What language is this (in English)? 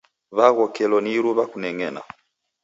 Taita